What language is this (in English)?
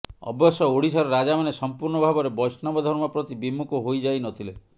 Odia